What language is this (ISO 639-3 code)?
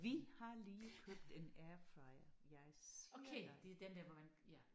dan